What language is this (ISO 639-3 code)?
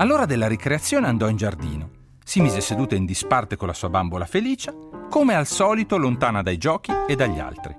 ita